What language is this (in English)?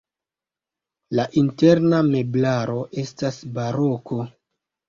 Esperanto